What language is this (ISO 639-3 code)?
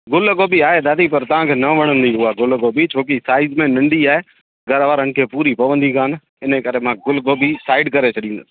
snd